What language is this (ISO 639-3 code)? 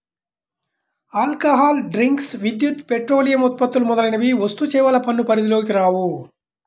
tel